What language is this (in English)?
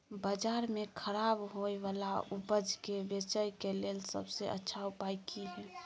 Maithili